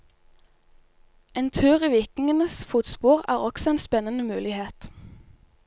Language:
Norwegian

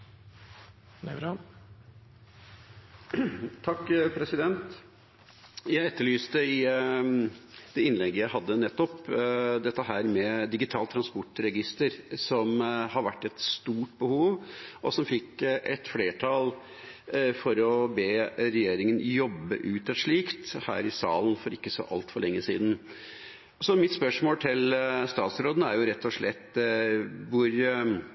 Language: Norwegian Nynorsk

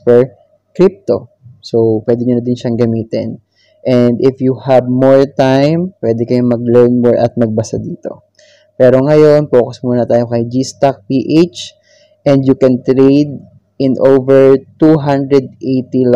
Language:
Filipino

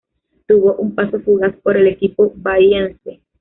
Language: Spanish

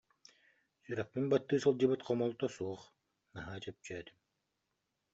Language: Yakut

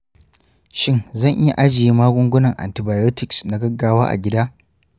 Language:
Hausa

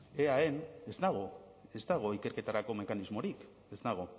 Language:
Basque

